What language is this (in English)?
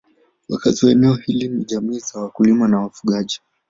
Swahili